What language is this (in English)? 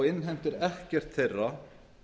Icelandic